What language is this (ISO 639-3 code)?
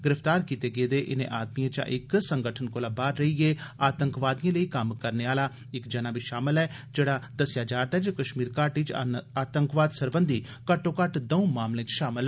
doi